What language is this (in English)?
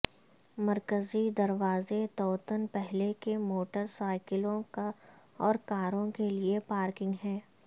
Urdu